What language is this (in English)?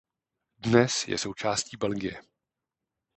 Czech